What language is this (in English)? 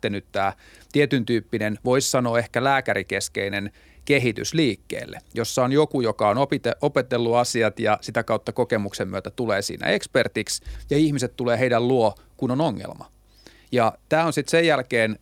Finnish